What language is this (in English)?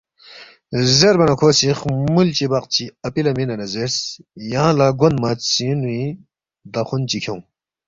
Balti